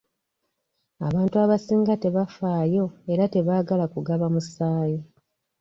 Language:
Ganda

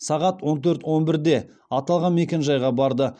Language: Kazakh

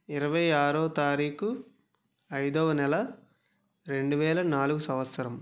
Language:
Telugu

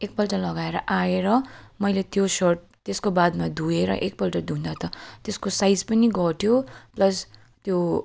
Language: Nepali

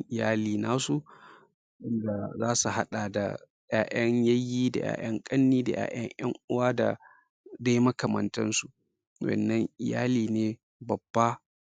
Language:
Hausa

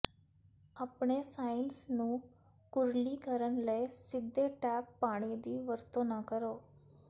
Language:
Punjabi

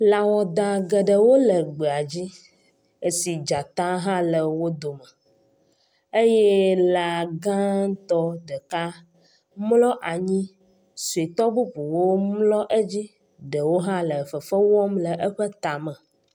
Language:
Ewe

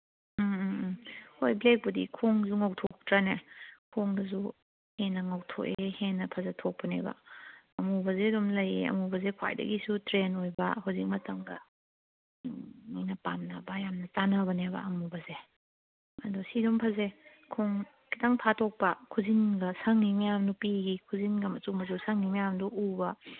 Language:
Manipuri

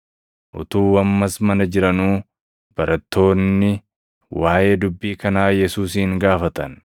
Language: Oromo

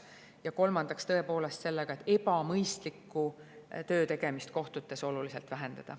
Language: Estonian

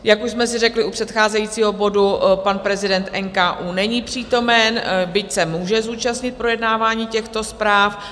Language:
Czech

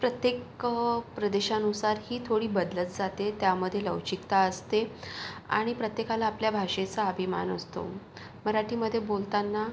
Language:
Marathi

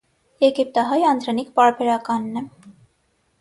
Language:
Armenian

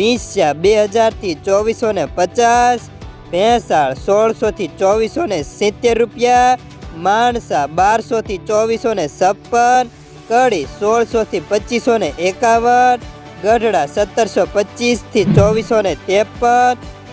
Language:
Hindi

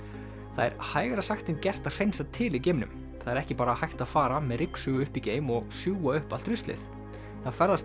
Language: Icelandic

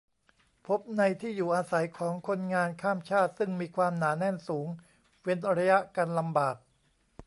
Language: Thai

